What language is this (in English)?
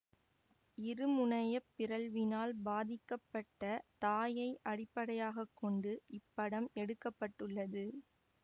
Tamil